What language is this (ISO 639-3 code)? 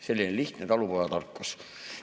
est